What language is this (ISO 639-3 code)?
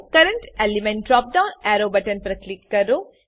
guj